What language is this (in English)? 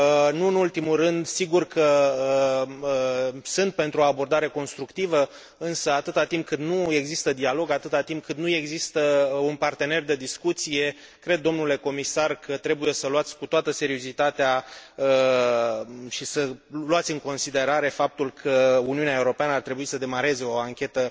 Romanian